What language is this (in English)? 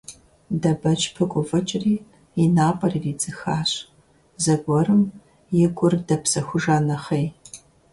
Kabardian